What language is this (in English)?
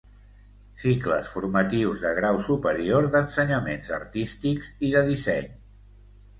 Catalan